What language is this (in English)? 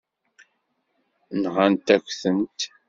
Kabyle